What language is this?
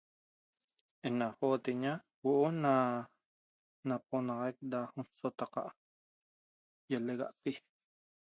Toba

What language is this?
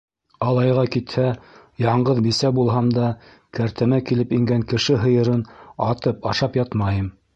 Bashkir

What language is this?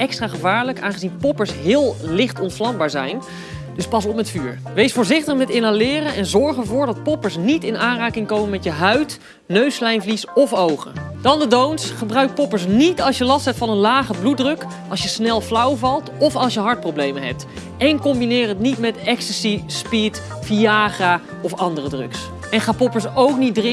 Dutch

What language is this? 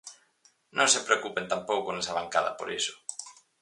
Galician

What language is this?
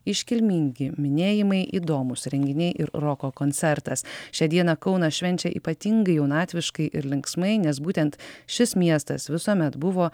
Lithuanian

